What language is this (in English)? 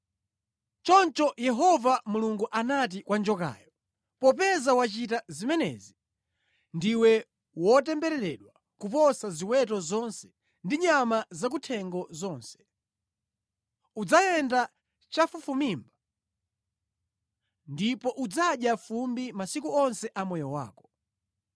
Nyanja